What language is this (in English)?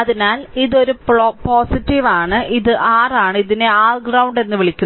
Malayalam